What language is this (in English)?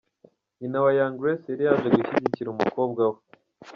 Kinyarwanda